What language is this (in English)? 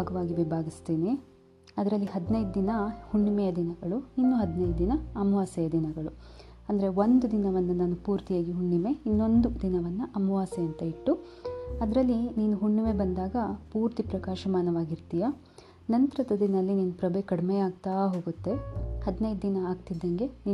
Kannada